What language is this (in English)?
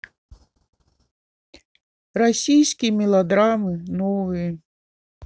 Russian